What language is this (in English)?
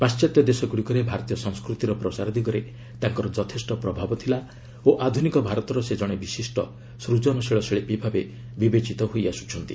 Odia